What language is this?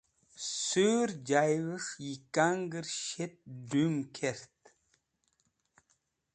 Wakhi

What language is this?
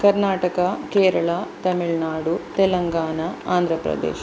Sanskrit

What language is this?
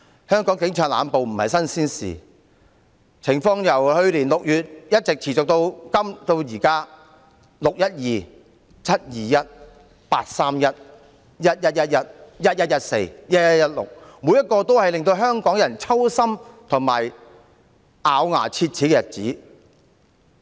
Cantonese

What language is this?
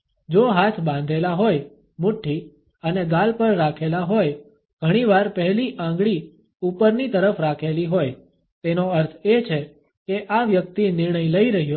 Gujarati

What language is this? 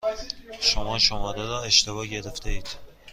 Persian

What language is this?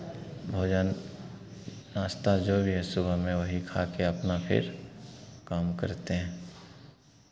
Hindi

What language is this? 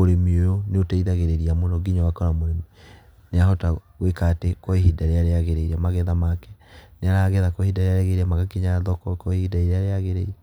Kikuyu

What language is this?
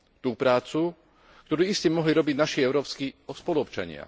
Slovak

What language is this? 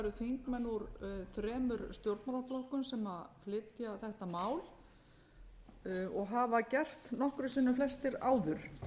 Icelandic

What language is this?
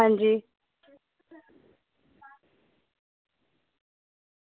Dogri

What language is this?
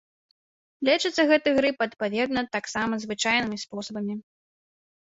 Belarusian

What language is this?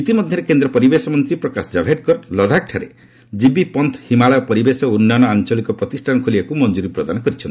Odia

